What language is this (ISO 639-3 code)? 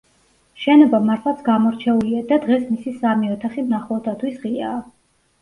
kat